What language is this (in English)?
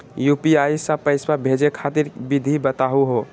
Magahi